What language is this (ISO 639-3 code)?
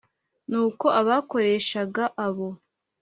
kin